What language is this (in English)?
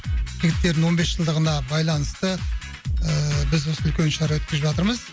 Kazakh